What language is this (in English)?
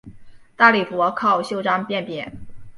Chinese